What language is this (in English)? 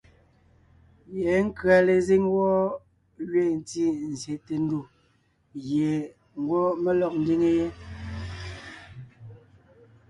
Ngiemboon